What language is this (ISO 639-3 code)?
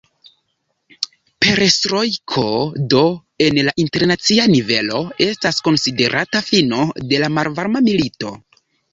epo